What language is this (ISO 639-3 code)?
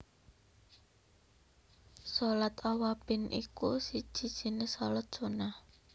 jav